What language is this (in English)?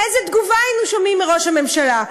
Hebrew